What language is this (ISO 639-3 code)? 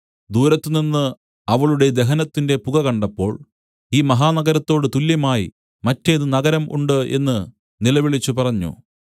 mal